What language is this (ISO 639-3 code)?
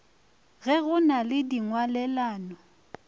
nso